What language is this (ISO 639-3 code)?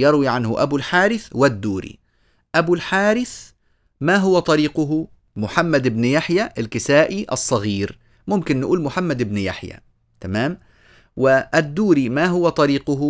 ara